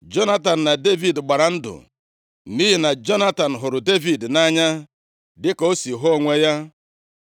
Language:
Igbo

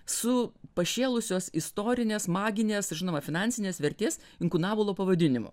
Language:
Lithuanian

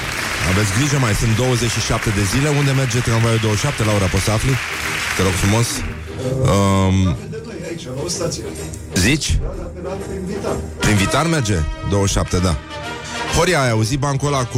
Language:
Romanian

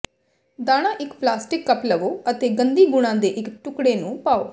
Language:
Punjabi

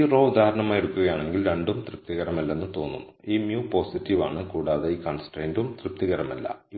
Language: Malayalam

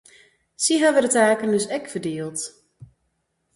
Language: Western Frisian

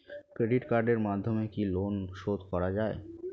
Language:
Bangla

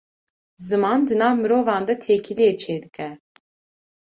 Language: Kurdish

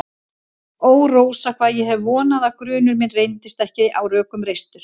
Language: Icelandic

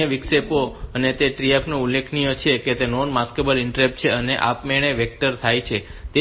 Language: Gujarati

